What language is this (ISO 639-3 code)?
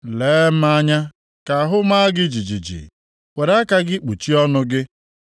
ibo